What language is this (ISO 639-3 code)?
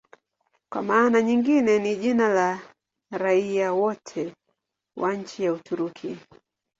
swa